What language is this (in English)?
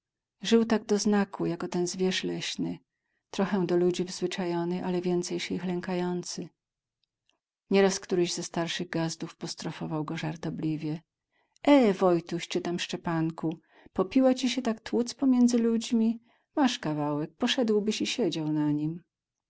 Polish